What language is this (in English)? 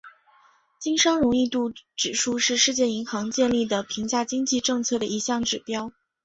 Chinese